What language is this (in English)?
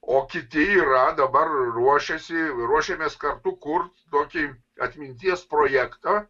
Lithuanian